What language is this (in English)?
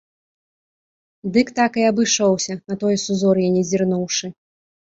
Belarusian